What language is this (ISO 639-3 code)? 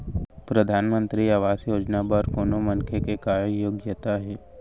hne